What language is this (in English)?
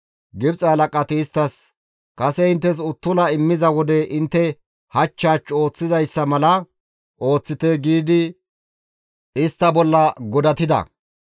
Gamo